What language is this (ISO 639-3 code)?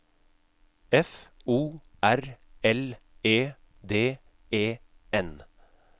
nor